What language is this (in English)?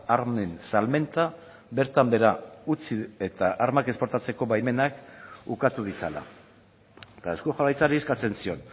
Basque